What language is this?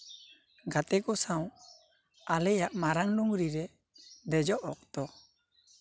Santali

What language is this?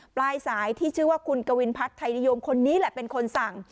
Thai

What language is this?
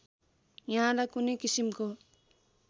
Nepali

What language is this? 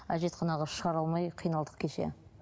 Kazakh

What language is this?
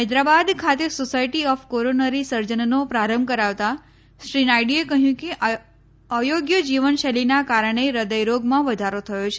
Gujarati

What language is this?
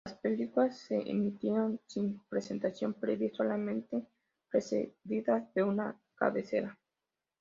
Spanish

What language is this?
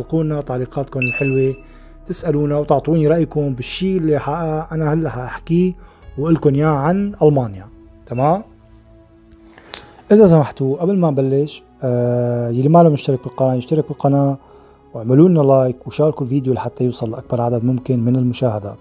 Arabic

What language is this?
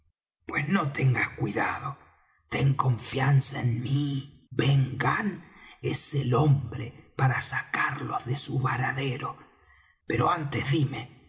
Spanish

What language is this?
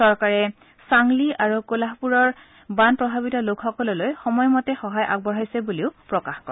Assamese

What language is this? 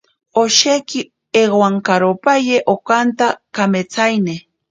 Ashéninka Perené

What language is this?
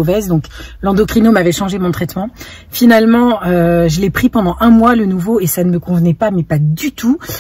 French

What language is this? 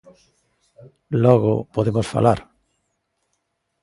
Galician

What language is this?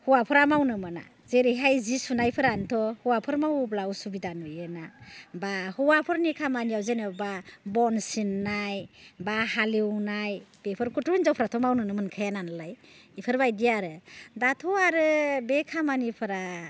Bodo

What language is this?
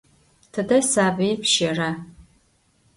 Adyghe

